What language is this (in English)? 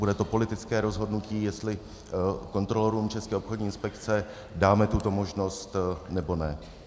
Czech